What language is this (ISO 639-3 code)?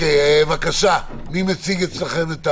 heb